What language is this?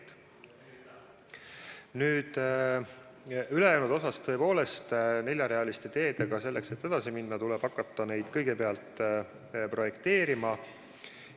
Estonian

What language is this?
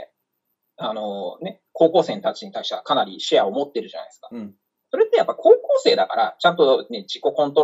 Japanese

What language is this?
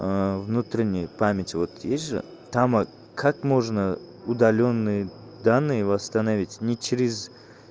Russian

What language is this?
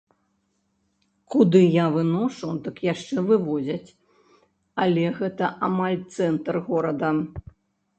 Belarusian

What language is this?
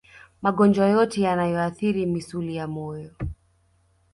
Swahili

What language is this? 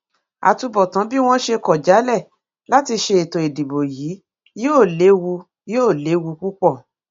Yoruba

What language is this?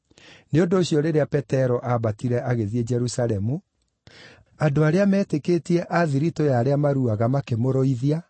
Kikuyu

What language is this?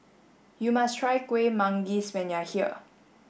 English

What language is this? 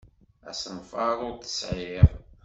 Kabyle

